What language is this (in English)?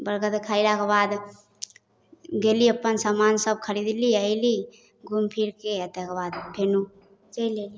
Maithili